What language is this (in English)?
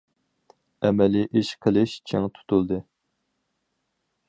Uyghur